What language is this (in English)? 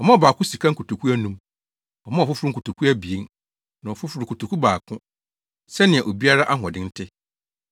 Akan